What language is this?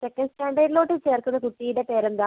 Malayalam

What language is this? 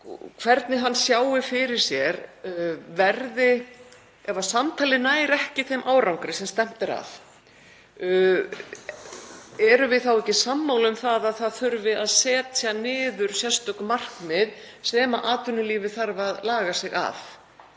Icelandic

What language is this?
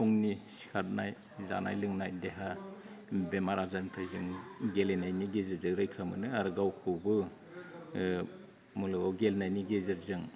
Bodo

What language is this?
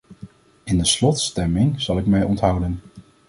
Dutch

